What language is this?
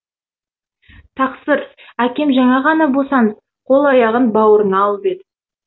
Kazakh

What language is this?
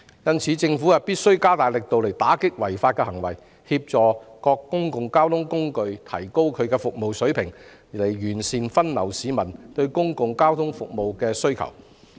Cantonese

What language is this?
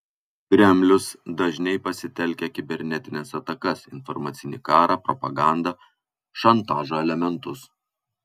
Lithuanian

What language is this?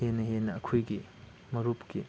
Manipuri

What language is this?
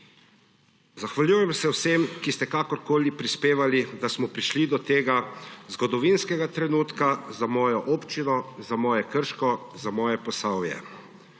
Slovenian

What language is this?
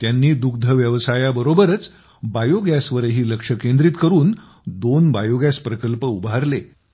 Marathi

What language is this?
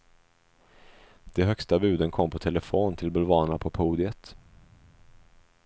Swedish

